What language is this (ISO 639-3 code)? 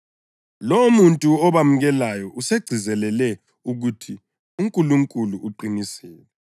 nde